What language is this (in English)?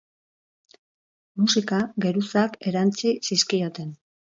Basque